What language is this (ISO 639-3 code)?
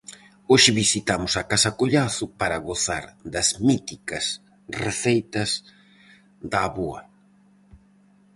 glg